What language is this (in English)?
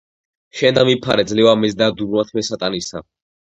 Georgian